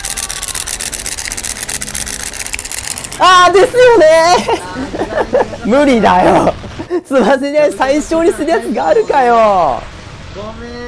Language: Japanese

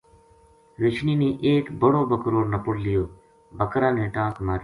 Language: Gujari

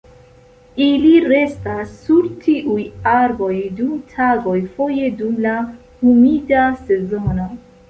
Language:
Esperanto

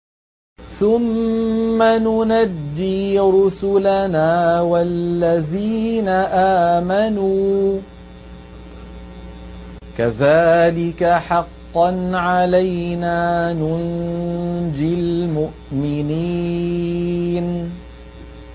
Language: Arabic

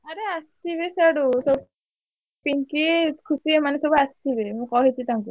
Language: Odia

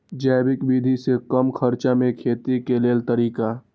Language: Maithili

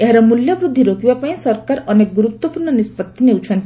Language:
Odia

